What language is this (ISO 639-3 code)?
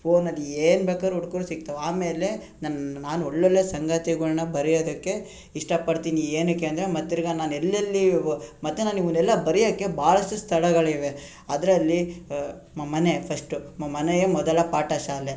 kan